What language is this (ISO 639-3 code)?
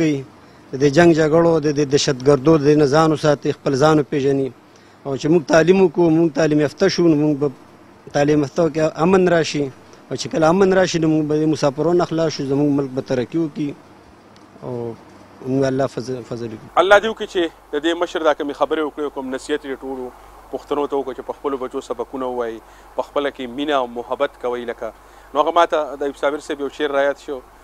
ara